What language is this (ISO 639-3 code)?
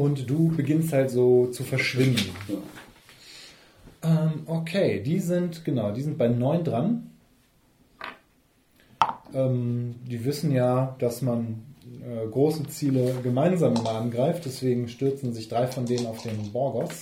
deu